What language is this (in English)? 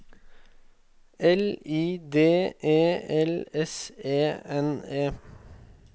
Norwegian